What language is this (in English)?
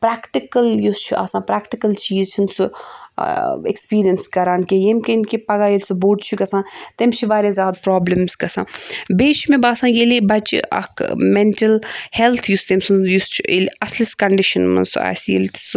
Kashmiri